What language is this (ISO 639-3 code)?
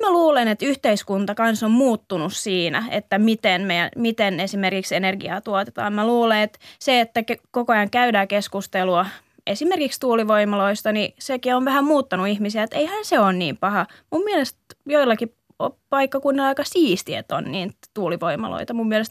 fin